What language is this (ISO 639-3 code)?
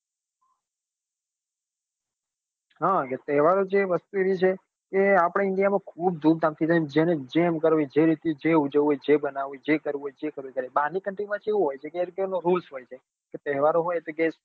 guj